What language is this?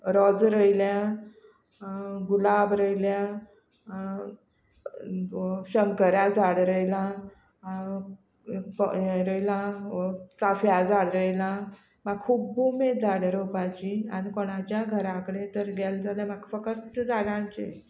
Konkani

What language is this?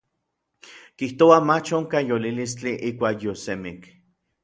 Orizaba Nahuatl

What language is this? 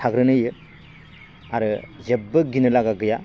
Bodo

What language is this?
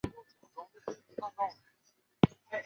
Chinese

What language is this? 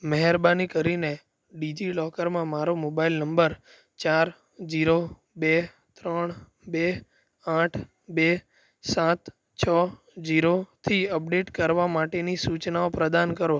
Gujarati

